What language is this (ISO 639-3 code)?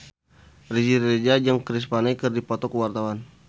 sun